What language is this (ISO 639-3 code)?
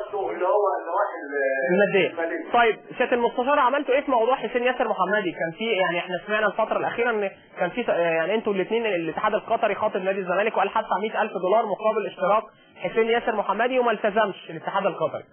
ara